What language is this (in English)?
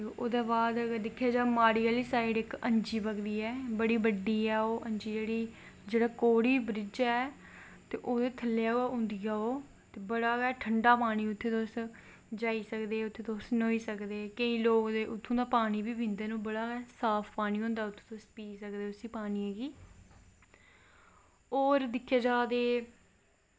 Dogri